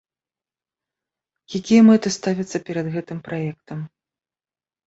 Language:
Belarusian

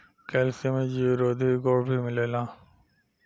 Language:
Bhojpuri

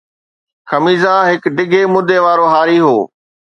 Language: Sindhi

